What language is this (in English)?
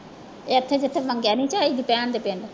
Punjabi